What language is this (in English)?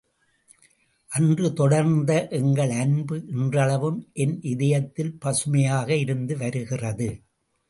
Tamil